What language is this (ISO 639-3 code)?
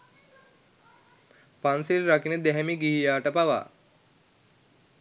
sin